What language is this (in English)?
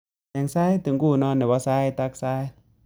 Kalenjin